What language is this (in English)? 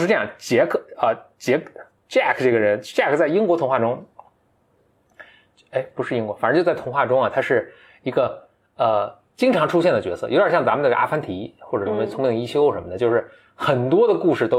Chinese